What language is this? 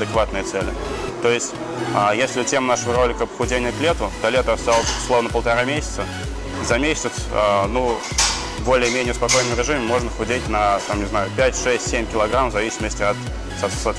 Russian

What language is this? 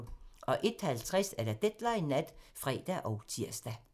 Danish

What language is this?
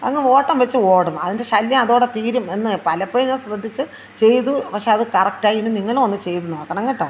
Malayalam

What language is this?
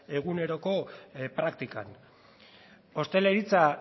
Basque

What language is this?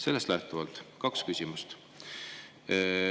Estonian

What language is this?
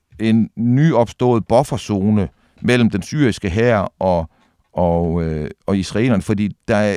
Danish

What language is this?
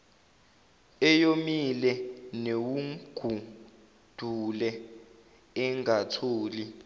Zulu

